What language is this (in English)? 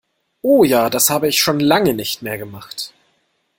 German